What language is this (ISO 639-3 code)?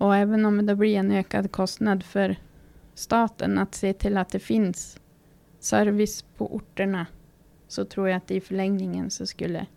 swe